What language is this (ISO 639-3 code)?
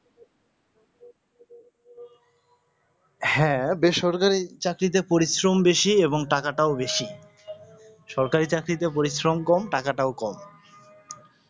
ben